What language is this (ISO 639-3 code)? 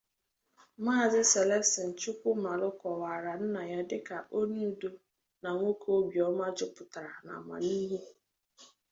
ibo